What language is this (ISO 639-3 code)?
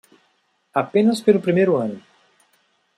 por